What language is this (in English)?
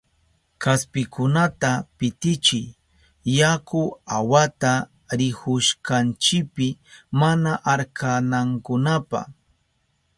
Southern Pastaza Quechua